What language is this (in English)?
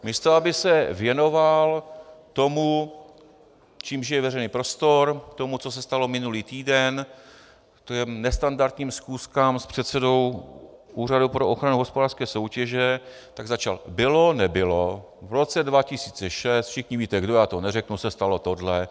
Czech